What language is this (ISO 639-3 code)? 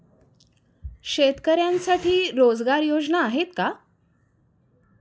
mar